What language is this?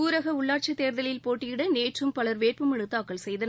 Tamil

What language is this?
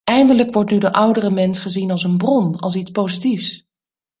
Dutch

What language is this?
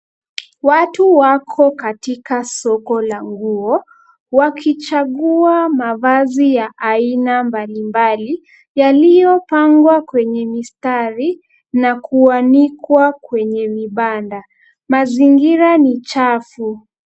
Swahili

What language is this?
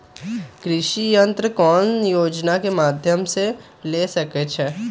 Magahi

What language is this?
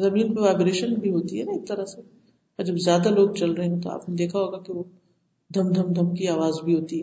Urdu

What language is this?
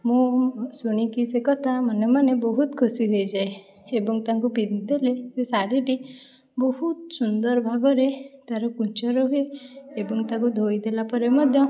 Odia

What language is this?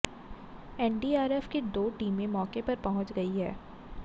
Hindi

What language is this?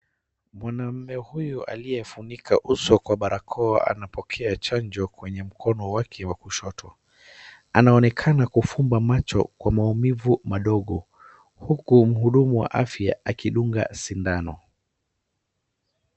Swahili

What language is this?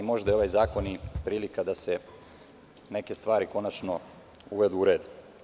Serbian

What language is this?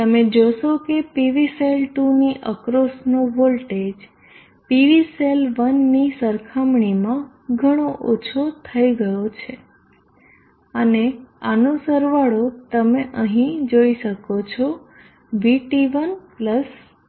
Gujarati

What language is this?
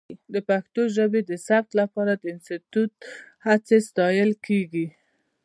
Pashto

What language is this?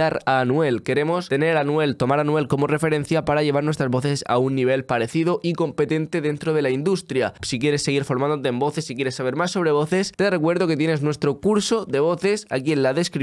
Spanish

